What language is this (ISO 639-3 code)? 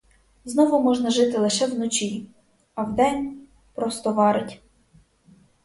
ukr